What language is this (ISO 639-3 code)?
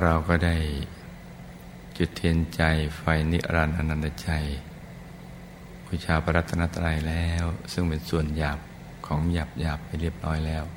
tha